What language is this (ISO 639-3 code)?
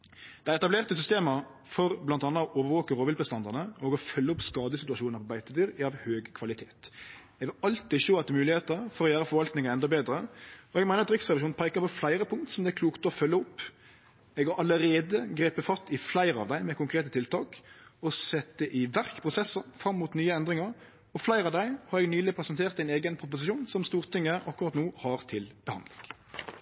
nno